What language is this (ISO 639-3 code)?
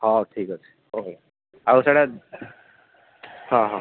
ori